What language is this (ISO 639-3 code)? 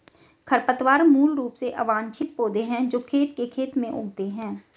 hin